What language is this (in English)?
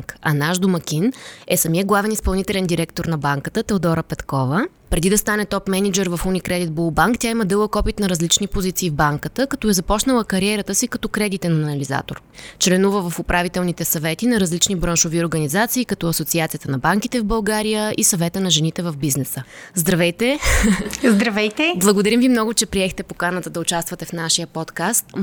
Bulgarian